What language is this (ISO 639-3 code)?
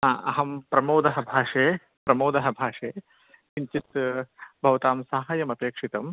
san